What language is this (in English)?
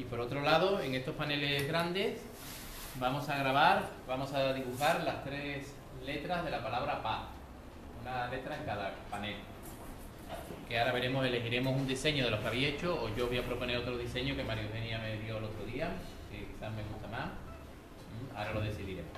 Spanish